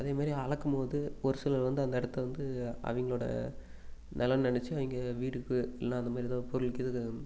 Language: Tamil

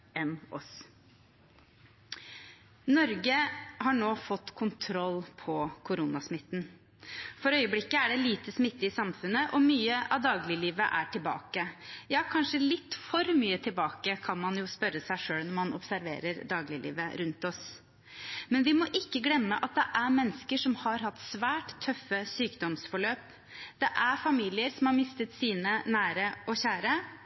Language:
Norwegian Bokmål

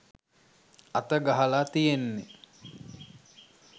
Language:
Sinhala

